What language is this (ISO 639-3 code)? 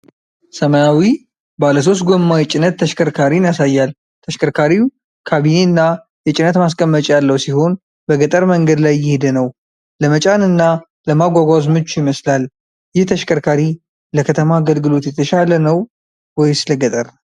amh